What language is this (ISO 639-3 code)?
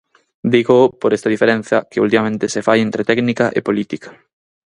glg